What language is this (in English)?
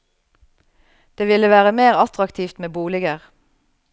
Norwegian